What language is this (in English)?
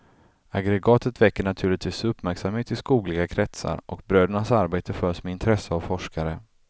Swedish